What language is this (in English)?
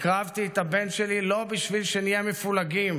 Hebrew